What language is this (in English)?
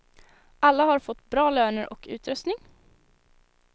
Swedish